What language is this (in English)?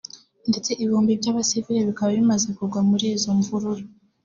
Kinyarwanda